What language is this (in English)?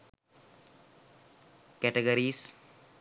Sinhala